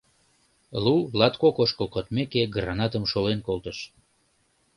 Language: Mari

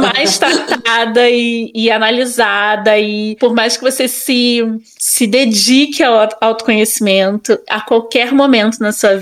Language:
Portuguese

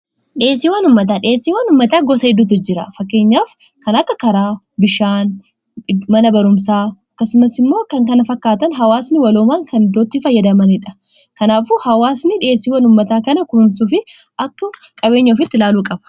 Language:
Oromo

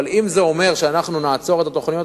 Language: Hebrew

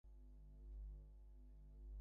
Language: Bangla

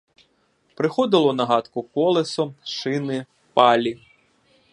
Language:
Ukrainian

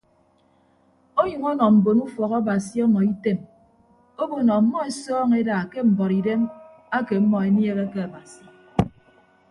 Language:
Ibibio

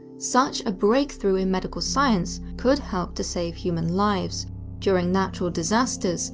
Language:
English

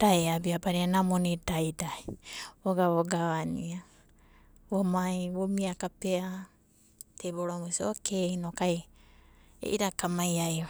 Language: Abadi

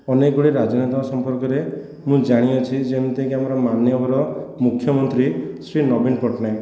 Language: Odia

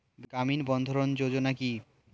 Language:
Bangla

